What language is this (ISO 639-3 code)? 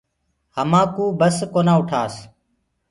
ggg